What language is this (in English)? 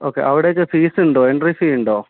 Malayalam